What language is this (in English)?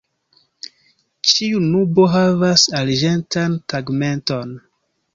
Esperanto